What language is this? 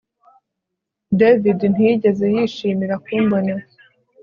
Kinyarwanda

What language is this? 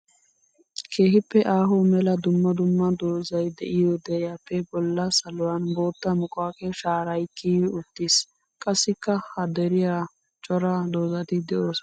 Wolaytta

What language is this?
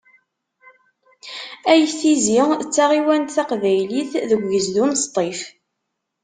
Kabyle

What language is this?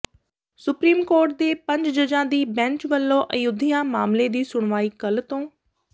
Punjabi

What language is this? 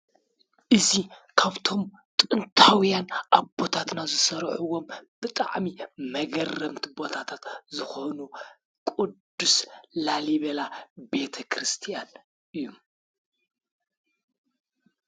Tigrinya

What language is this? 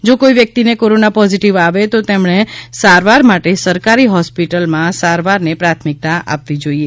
Gujarati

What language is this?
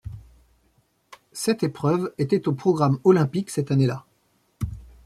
French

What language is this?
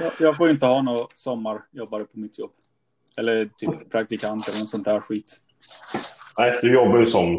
Swedish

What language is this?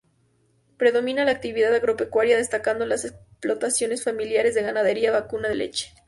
Spanish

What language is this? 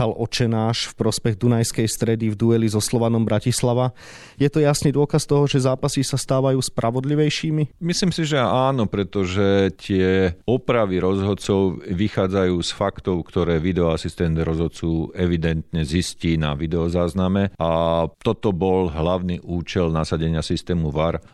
Slovak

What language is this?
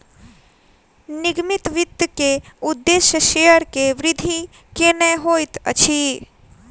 Maithili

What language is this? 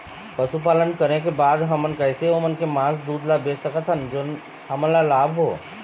Chhattisgarhi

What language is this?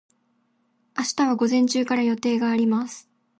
Japanese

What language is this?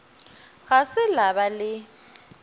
Northern Sotho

